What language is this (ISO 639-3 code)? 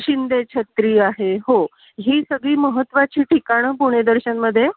mar